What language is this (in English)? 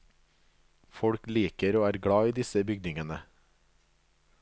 Norwegian